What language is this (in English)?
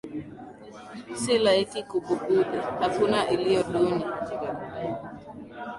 Swahili